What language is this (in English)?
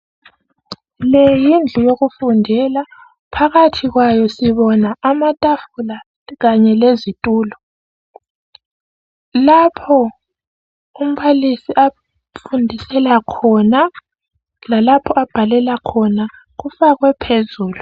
North Ndebele